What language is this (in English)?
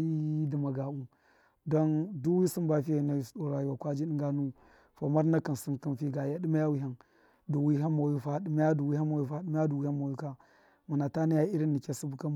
Miya